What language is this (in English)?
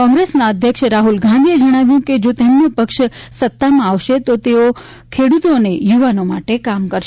Gujarati